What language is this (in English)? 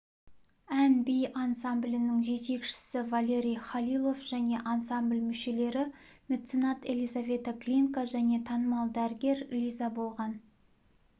Kazakh